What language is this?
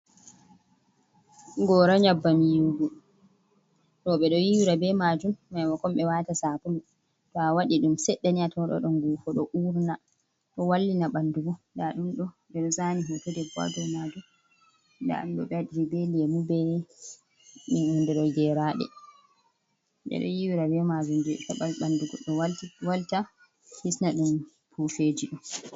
Fula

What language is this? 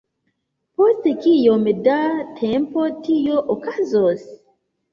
Esperanto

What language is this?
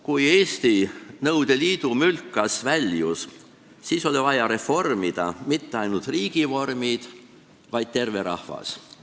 Estonian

